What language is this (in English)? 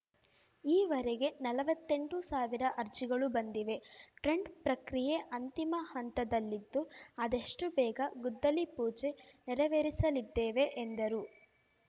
Kannada